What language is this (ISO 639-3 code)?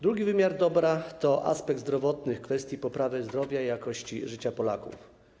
pol